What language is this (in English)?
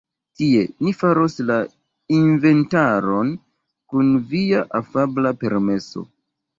Esperanto